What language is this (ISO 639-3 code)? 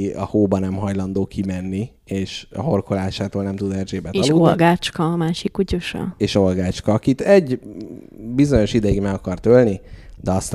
hun